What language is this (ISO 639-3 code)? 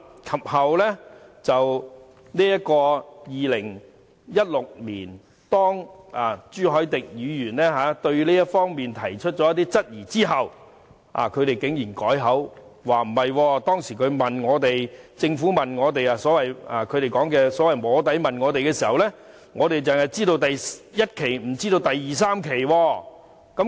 yue